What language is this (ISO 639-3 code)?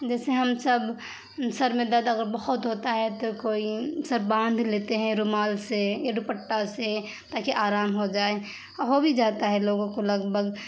urd